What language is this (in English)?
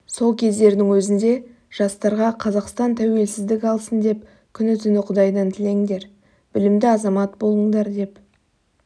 Kazakh